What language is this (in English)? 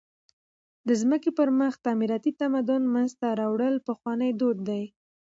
Pashto